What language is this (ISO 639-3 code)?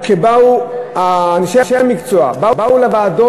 heb